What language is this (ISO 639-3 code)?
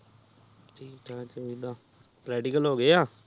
pan